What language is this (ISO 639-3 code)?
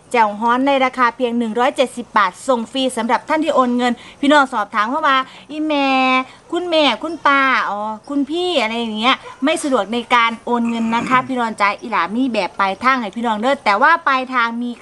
tha